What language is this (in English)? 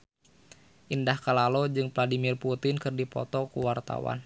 Sundanese